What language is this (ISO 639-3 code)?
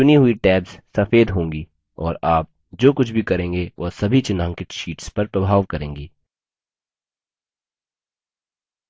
hin